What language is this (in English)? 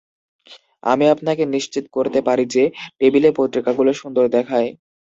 Bangla